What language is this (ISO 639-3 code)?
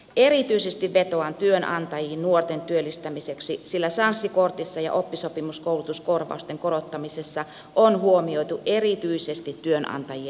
fin